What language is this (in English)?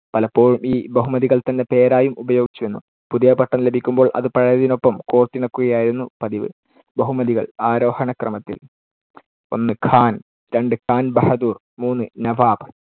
Malayalam